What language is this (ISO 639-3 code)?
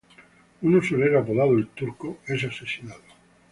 spa